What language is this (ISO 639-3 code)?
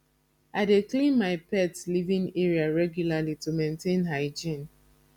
pcm